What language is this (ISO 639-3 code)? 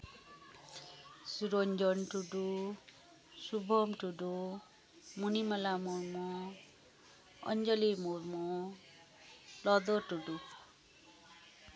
sat